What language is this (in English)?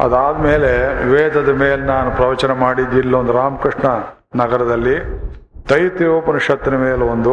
Kannada